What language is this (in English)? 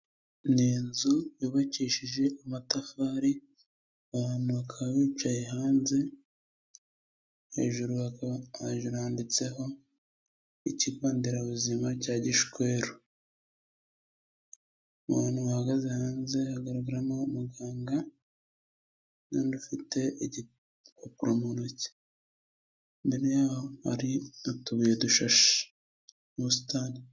Kinyarwanda